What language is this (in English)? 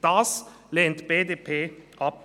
Swiss German